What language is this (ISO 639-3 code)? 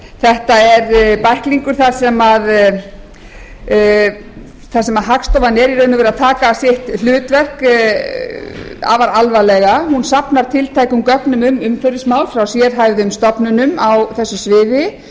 isl